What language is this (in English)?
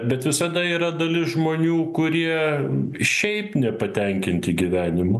Lithuanian